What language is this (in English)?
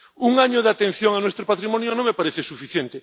Spanish